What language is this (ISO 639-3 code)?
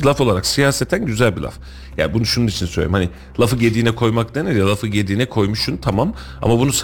tur